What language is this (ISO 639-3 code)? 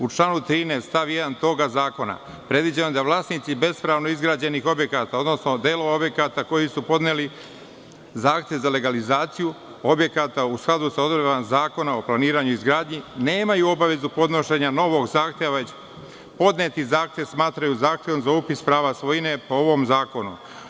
srp